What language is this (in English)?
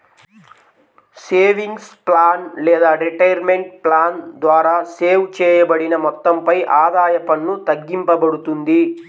Telugu